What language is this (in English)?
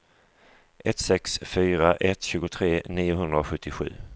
Swedish